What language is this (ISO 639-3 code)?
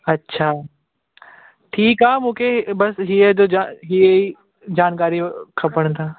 snd